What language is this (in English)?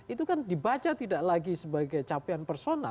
Indonesian